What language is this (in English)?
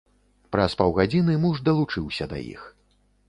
Belarusian